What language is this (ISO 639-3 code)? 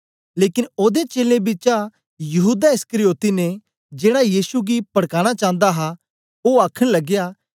doi